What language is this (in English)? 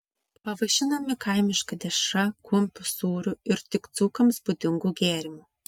Lithuanian